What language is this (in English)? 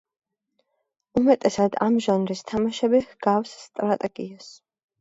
Georgian